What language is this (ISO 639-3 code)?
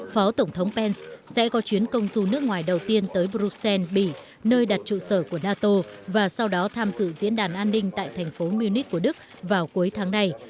vie